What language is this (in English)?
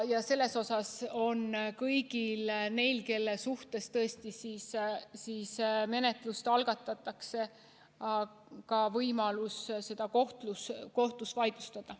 Estonian